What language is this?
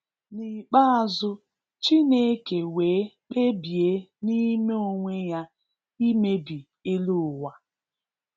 Igbo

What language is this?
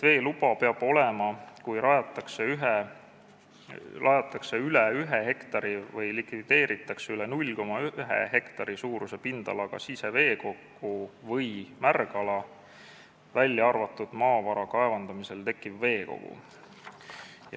Estonian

